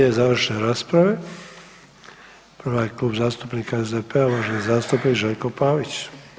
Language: Croatian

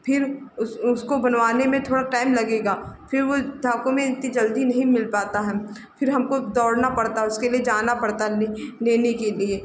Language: Hindi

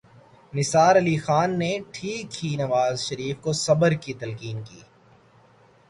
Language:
Urdu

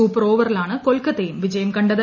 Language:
Malayalam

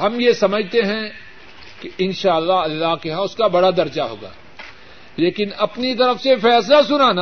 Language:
Urdu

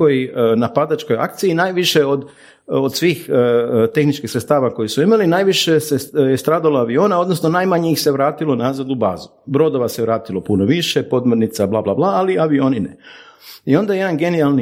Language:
Croatian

